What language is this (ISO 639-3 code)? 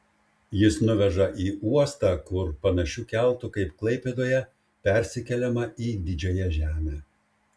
lit